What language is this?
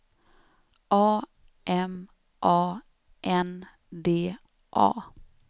Swedish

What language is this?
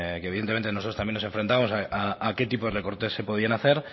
Spanish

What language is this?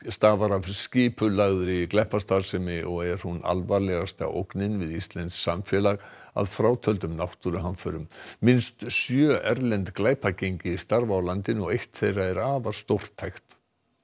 Icelandic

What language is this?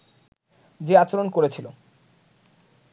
Bangla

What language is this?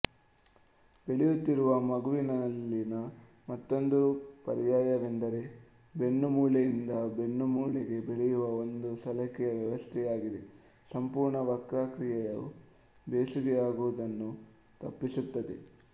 Kannada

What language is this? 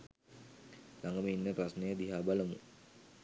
Sinhala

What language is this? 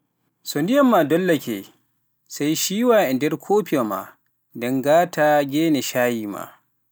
Pular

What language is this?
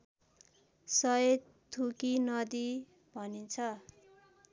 Nepali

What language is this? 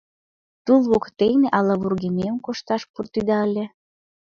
Mari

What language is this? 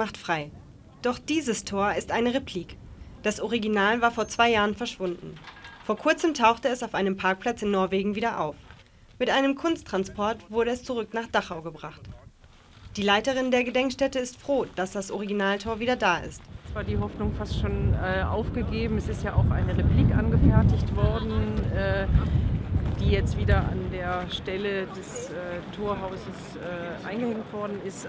German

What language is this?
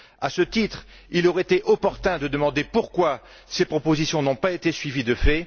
French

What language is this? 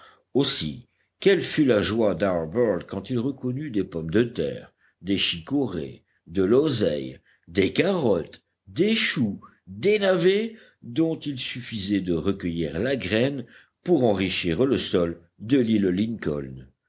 French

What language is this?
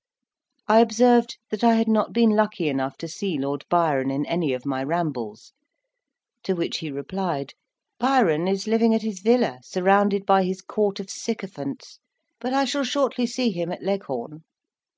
English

